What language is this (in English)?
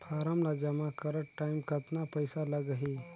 Chhattisgarhi